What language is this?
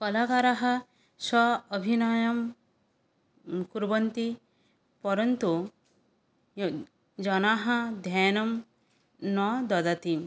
Sanskrit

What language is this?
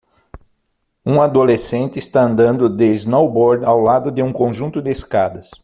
Portuguese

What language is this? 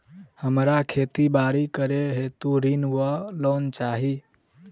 Maithili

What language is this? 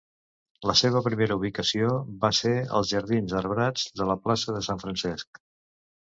Catalan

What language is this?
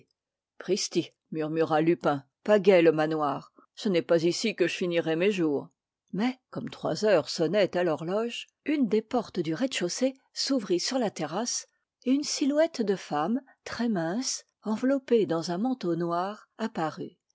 French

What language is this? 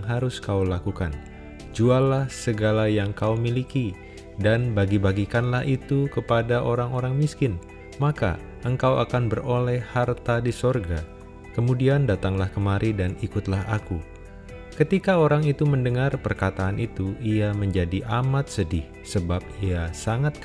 Indonesian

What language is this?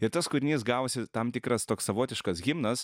Lithuanian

